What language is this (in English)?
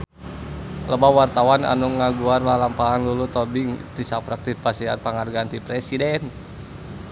Sundanese